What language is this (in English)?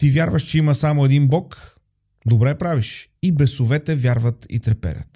Bulgarian